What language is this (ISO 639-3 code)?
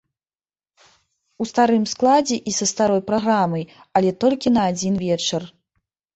bel